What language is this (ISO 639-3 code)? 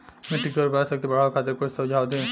bho